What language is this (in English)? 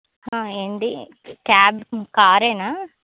Telugu